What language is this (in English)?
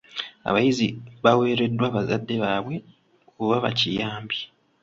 Ganda